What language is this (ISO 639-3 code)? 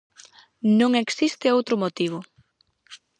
glg